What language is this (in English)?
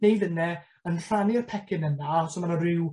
Welsh